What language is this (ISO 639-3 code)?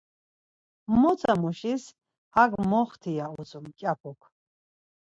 lzz